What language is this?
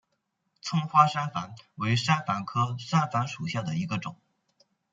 Chinese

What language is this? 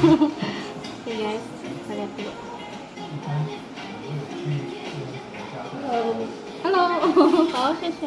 Indonesian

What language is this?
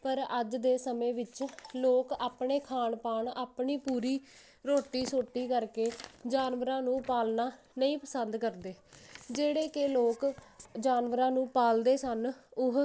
Punjabi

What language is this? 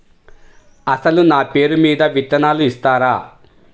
Telugu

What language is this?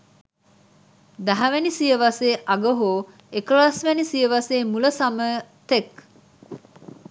Sinhala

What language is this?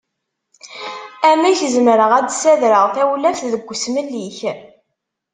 Kabyle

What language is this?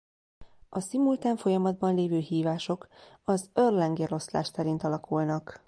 Hungarian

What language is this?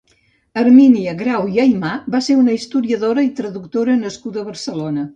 Catalan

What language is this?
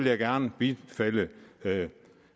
Danish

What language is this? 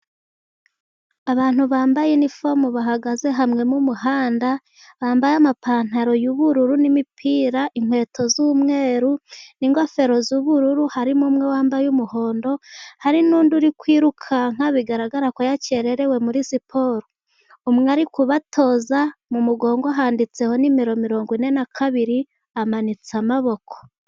Kinyarwanda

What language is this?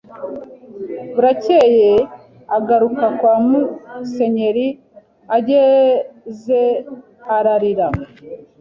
Kinyarwanda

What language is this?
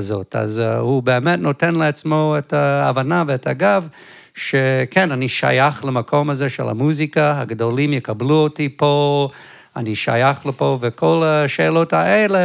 Hebrew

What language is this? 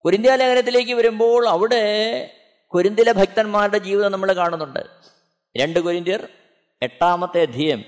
Malayalam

